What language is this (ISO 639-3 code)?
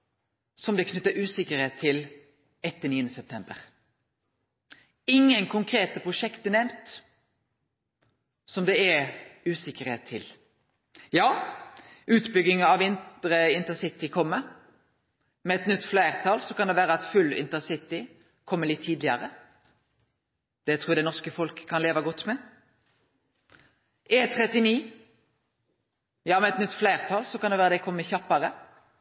nno